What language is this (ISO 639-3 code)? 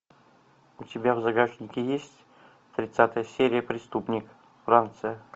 rus